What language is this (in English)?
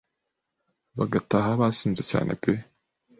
Kinyarwanda